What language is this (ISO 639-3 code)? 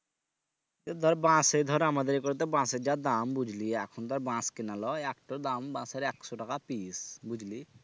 ben